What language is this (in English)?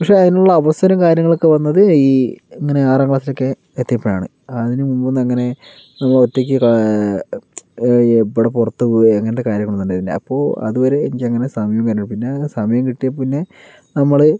Malayalam